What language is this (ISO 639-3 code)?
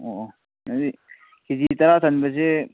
mni